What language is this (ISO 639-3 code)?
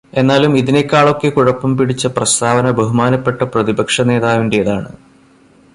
mal